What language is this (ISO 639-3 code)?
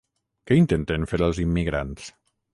cat